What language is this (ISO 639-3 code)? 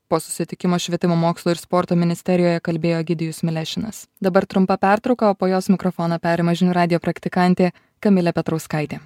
lit